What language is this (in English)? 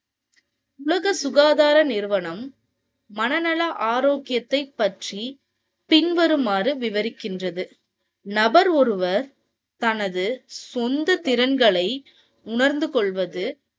Tamil